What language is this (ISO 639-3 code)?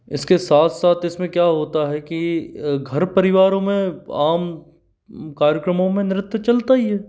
hin